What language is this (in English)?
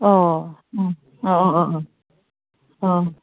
Bodo